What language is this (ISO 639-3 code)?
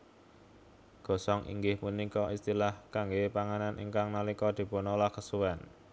jav